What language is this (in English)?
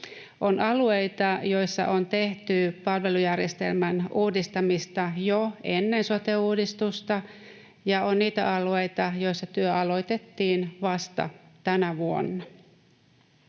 Finnish